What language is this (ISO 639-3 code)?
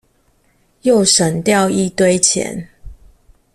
zho